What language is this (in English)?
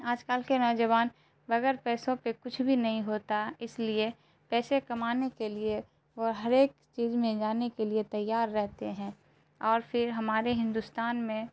Urdu